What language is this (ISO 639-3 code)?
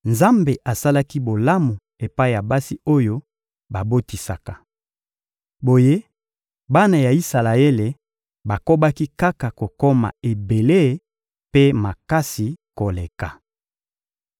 lin